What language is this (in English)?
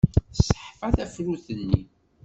Kabyle